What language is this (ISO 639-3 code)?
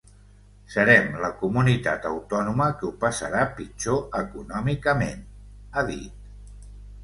cat